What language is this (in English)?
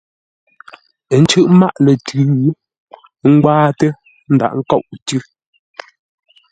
Ngombale